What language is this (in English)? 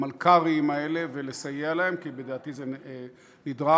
Hebrew